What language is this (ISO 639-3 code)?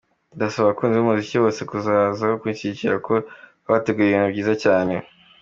kin